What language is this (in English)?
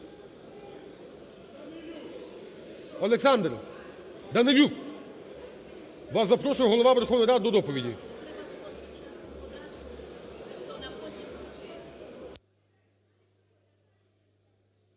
Ukrainian